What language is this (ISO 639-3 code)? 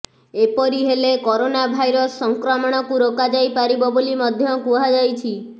ori